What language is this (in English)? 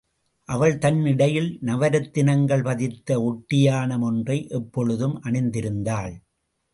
Tamil